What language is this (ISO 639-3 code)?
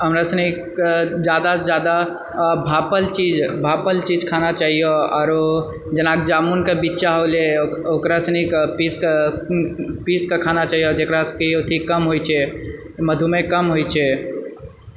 mai